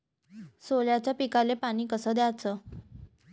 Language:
Marathi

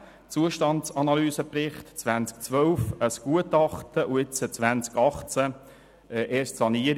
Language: Swiss German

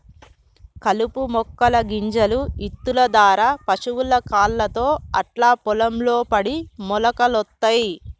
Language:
Telugu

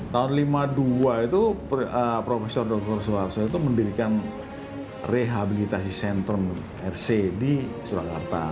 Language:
Indonesian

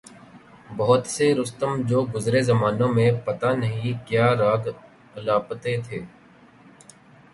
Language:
Urdu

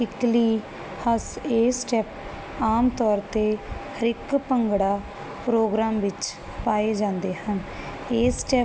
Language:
Punjabi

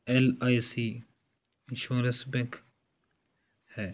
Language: Punjabi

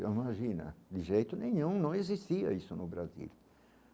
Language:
Portuguese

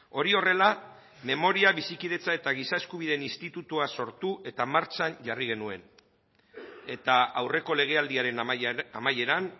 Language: Basque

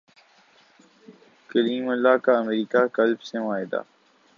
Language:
Urdu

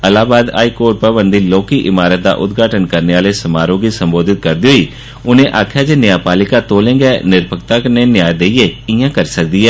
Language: Dogri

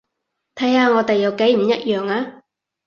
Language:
Cantonese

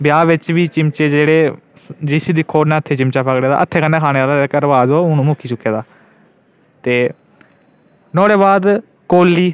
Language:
Dogri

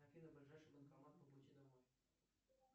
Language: Russian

